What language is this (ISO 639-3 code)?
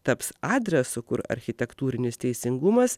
lit